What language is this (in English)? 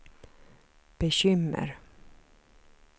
Swedish